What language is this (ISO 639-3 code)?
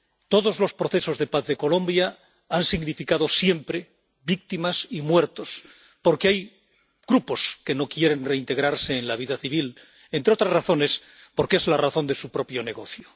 spa